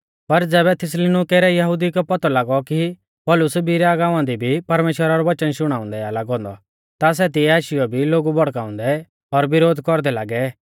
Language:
Mahasu Pahari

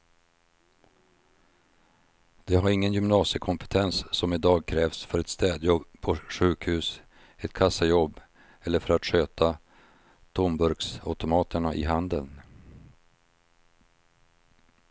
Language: Swedish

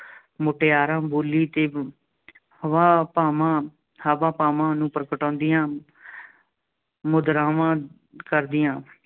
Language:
Punjabi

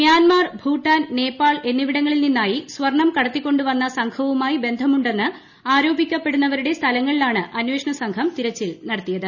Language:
Malayalam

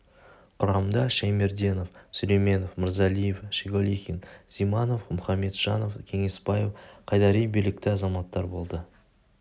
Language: Kazakh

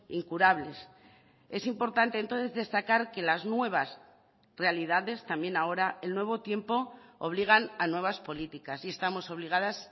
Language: Spanish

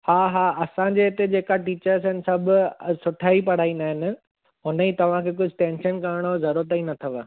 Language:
Sindhi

